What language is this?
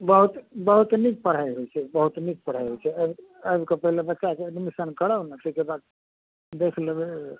Maithili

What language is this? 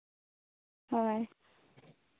Santali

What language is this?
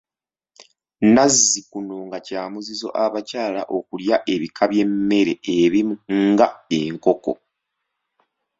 Ganda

